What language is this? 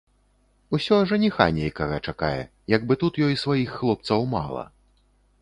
Belarusian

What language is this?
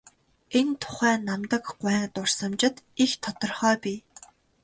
Mongolian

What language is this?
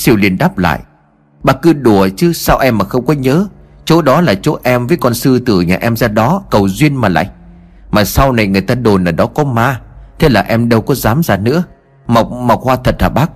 Vietnamese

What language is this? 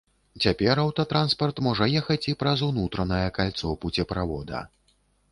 Belarusian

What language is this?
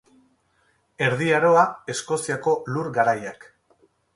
Basque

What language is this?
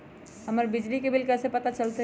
Magahi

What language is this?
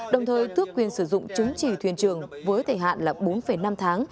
Vietnamese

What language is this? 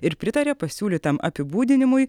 Lithuanian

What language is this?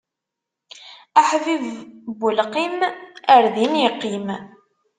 Kabyle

